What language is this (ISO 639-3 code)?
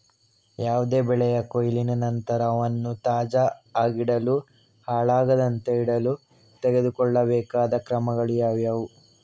kan